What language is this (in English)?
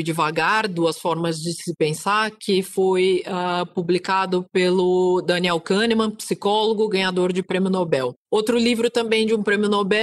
Portuguese